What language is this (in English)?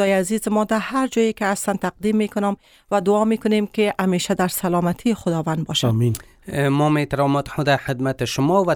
Persian